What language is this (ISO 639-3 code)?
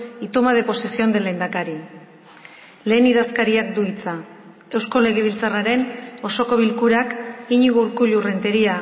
eus